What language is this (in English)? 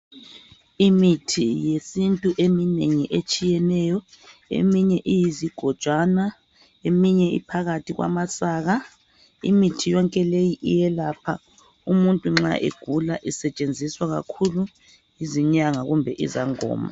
North Ndebele